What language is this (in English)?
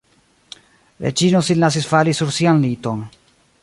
Esperanto